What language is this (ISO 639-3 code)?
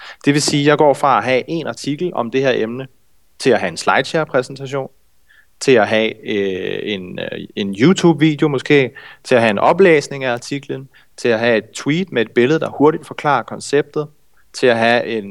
dan